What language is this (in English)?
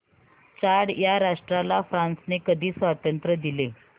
Marathi